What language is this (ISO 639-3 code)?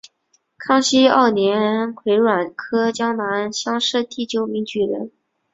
zho